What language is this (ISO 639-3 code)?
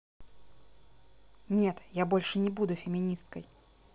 rus